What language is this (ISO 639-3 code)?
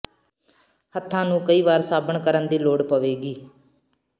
pan